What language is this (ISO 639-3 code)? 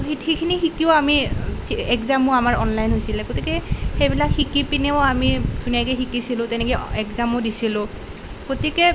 asm